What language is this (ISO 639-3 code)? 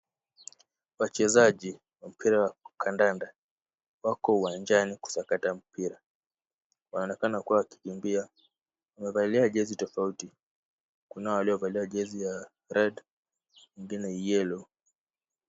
swa